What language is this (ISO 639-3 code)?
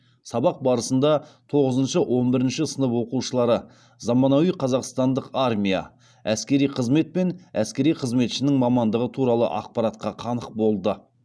kaz